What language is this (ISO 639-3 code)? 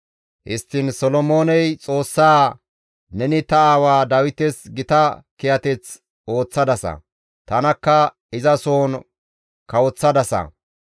gmv